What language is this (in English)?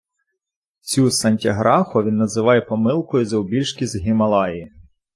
Ukrainian